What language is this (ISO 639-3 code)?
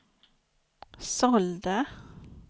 swe